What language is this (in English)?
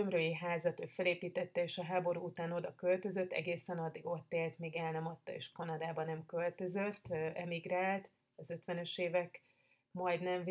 Hungarian